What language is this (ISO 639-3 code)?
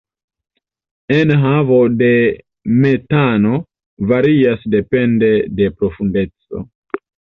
epo